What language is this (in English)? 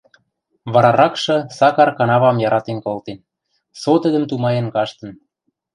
Western Mari